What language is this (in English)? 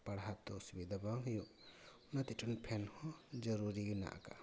Santali